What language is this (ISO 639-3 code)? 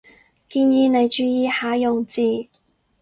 yue